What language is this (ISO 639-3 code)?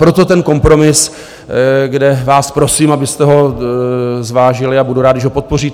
ces